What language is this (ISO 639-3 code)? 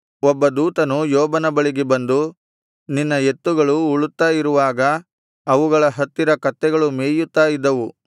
kan